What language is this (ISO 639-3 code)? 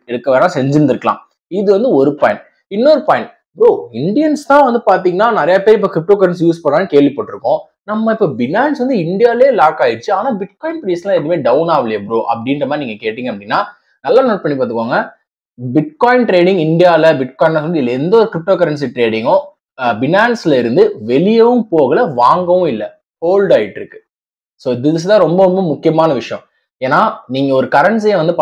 tam